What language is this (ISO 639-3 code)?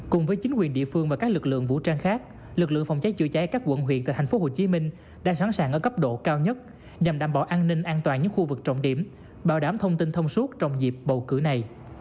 vie